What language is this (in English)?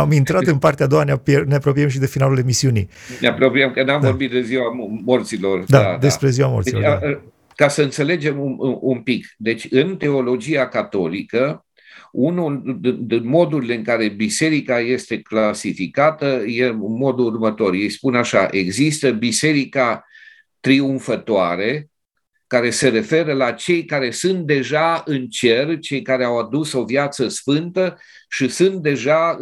Romanian